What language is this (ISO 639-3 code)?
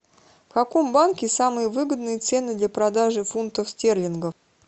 rus